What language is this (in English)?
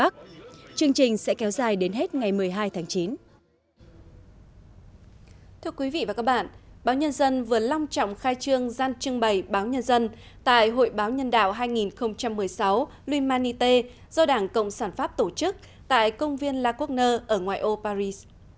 Vietnamese